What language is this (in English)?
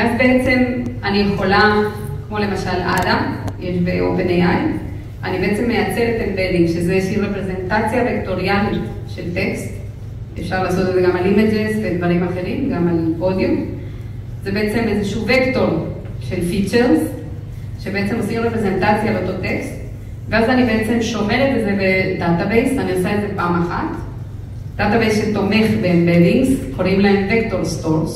Hebrew